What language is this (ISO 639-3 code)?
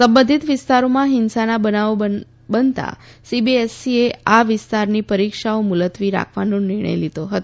guj